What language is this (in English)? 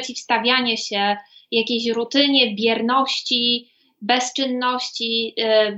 Polish